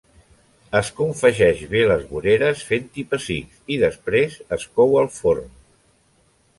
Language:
Catalan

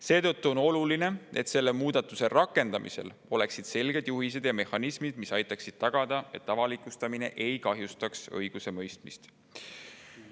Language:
Estonian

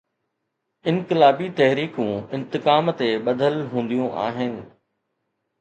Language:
Sindhi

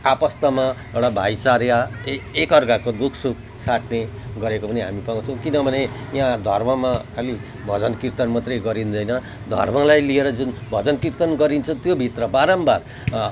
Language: Nepali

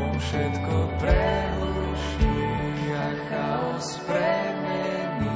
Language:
Slovak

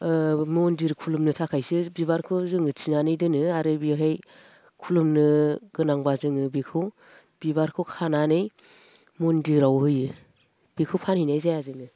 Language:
Bodo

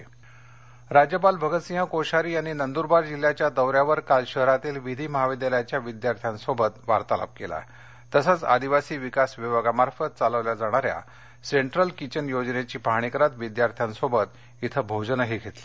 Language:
Marathi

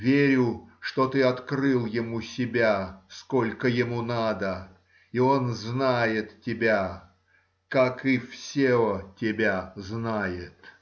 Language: Russian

